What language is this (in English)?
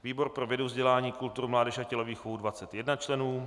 Czech